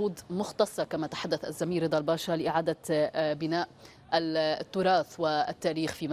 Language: Arabic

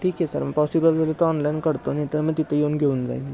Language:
Marathi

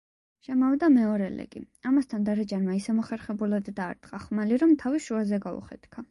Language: Georgian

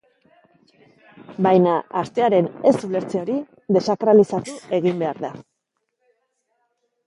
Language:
Basque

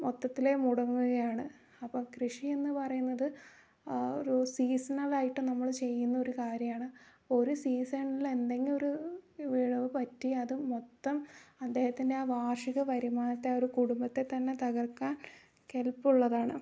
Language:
Malayalam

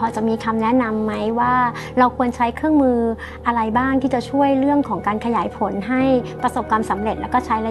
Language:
Thai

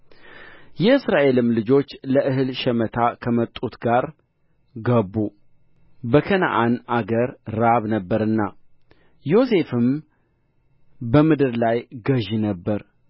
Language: Amharic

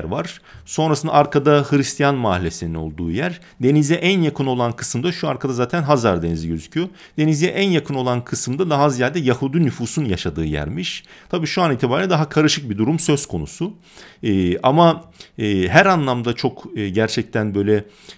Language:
Turkish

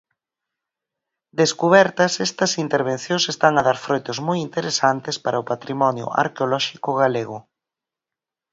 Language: Galician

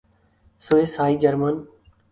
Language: Urdu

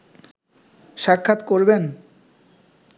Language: Bangla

